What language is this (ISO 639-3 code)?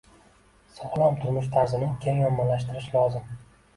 uzb